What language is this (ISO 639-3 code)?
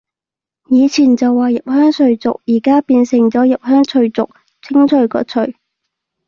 yue